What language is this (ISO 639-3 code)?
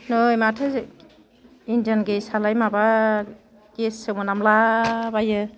brx